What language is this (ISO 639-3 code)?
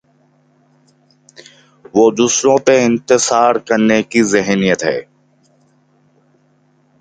urd